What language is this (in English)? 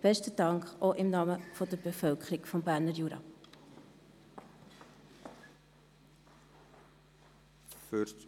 Swiss German